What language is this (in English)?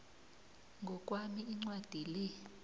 South Ndebele